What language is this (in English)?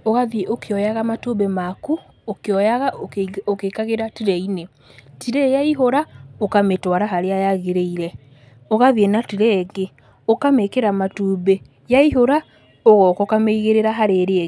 Kikuyu